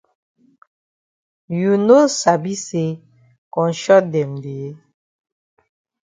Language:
Cameroon Pidgin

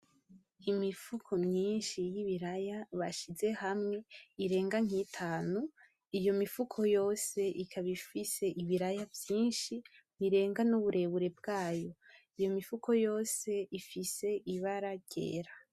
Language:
Rundi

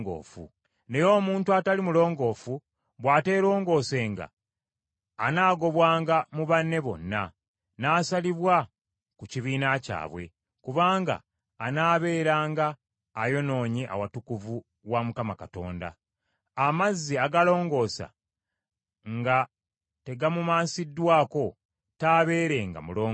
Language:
Ganda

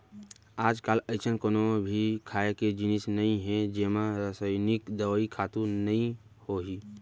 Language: Chhattisgarhi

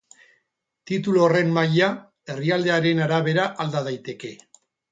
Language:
Basque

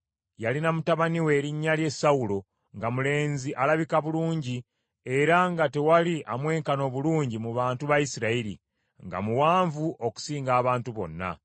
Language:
Ganda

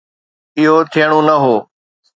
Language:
Sindhi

